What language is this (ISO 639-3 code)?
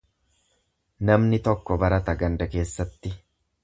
orm